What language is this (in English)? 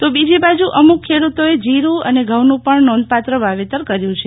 Gujarati